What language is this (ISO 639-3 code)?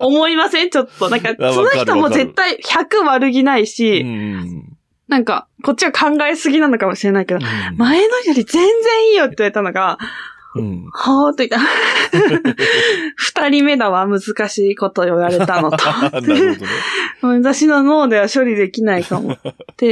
jpn